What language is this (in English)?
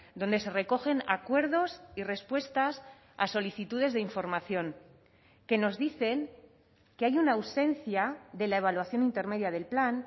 Spanish